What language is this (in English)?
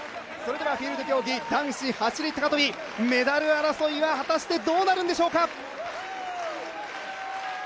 Japanese